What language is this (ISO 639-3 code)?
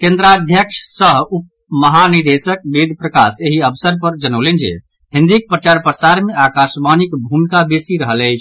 mai